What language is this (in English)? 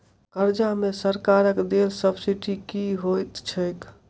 Maithili